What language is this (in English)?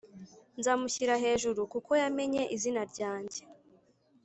Kinyarwanda